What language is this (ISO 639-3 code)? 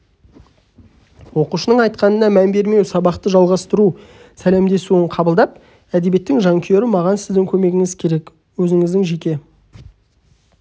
kaz